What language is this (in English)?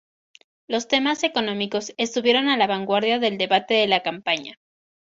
Spanish